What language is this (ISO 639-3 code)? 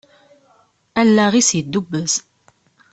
kab